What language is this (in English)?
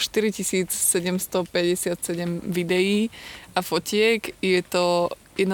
Slovak